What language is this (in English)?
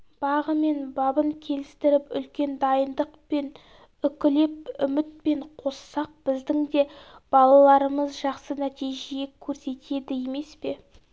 Kazakh